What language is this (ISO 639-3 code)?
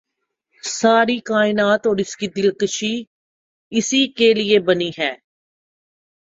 urd